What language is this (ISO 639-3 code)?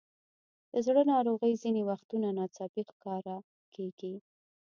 pus